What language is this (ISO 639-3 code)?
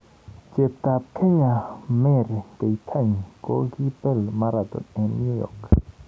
kln